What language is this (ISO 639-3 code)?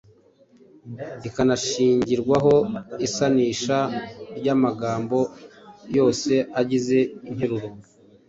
kin